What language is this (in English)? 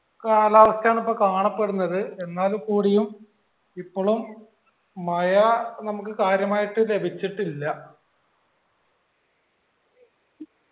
Malayalam